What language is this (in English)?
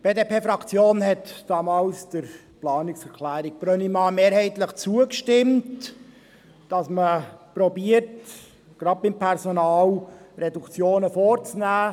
Swiss German